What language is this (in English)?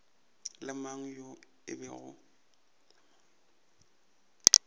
Northern Sotho